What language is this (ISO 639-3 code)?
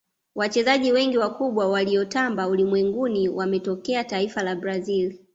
swa